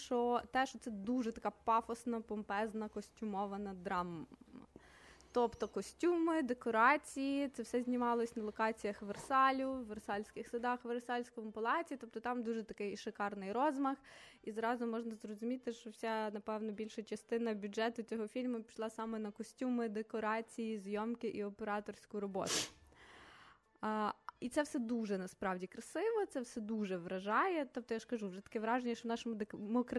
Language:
Ukrainian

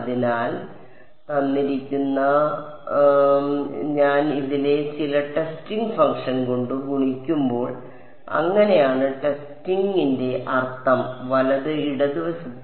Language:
Malayalam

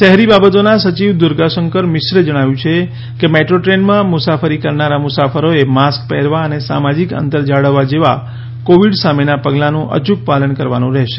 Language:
Gujarati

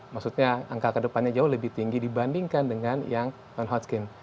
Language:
Indonesian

